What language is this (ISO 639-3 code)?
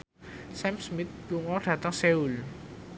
jav